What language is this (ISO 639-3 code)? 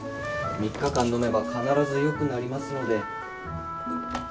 jpn